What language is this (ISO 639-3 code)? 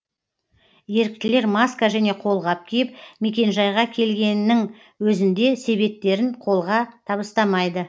kaz